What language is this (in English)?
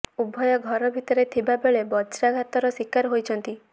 Odia